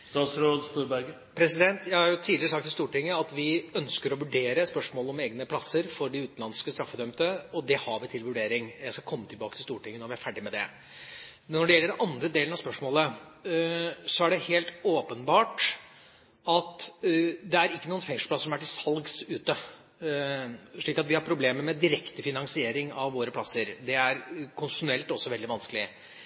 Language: Norwegian Bokmål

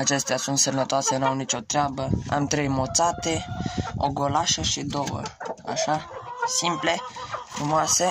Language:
Romanian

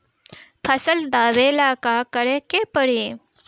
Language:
Bhojpuri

